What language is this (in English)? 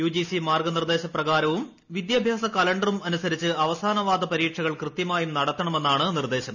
Malayalam